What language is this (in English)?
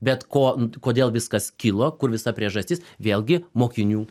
Lithuanian